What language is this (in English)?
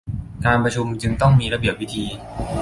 Thai